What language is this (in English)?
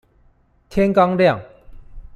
Chinese